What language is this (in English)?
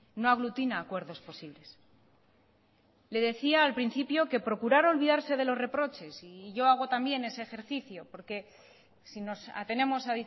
Spanish